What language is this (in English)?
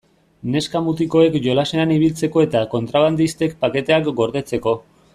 Basque